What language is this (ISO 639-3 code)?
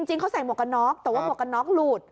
tha